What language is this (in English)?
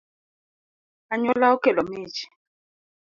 Luo (Kenya and Tanzania)